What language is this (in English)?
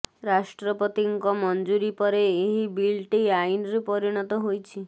Odia